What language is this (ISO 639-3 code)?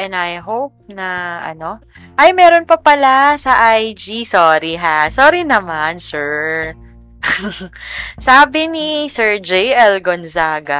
fil